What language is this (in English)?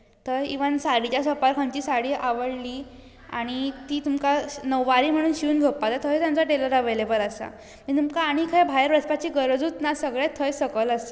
Konkani